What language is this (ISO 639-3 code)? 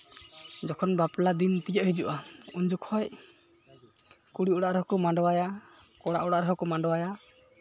sat